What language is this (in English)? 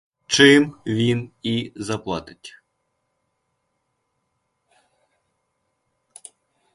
Ukrainian